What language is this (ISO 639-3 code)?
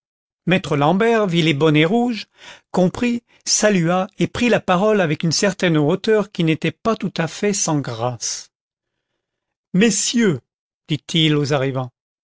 fra